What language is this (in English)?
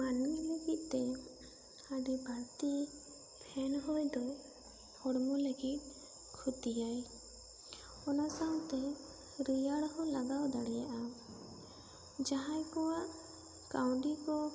Santali